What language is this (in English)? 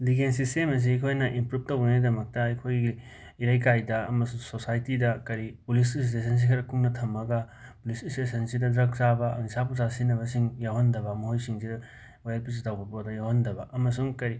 Manipuri